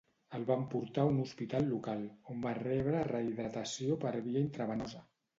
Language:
Catalan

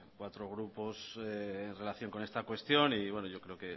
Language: Spanish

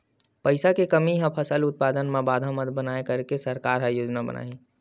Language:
Chhattisgarhi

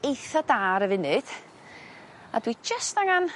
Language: Welsh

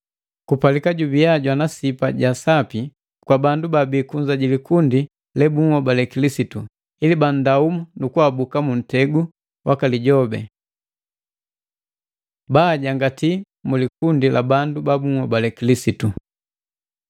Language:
Matengo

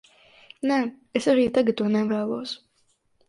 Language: Latvian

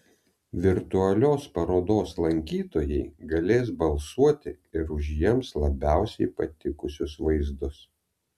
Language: Lithuanian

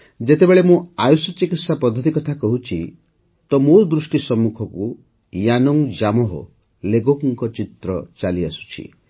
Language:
Odia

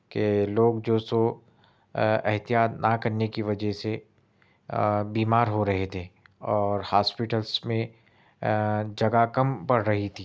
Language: Urdu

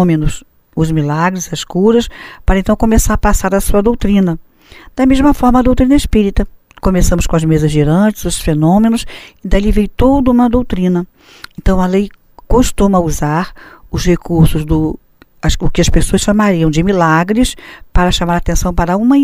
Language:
Portuguese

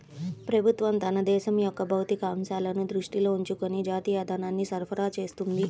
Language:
Telugu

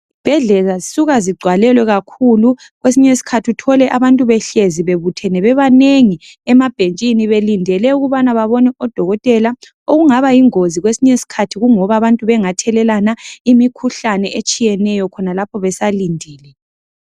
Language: North Ndebele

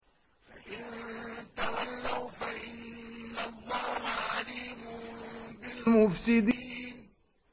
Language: Arabic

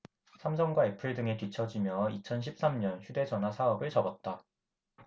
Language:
Korean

